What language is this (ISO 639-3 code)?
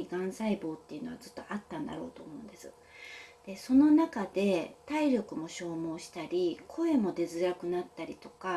jpn